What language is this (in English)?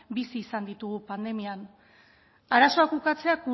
Basque